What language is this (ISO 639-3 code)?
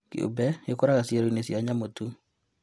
kik